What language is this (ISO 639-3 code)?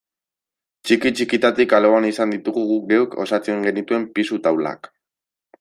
eus